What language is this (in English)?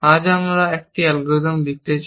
Bangla